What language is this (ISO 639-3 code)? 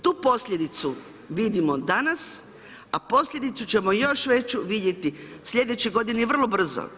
hrv